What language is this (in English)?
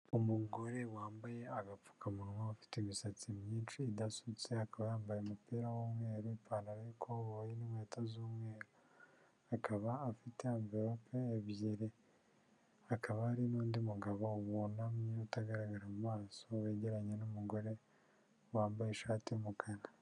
Kinyarwanda